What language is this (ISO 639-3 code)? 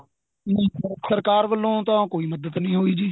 pan